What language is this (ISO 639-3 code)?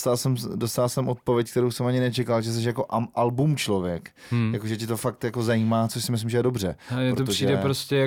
ces